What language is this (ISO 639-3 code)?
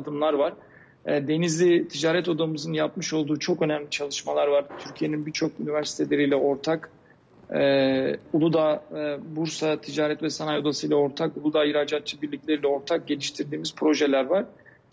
tur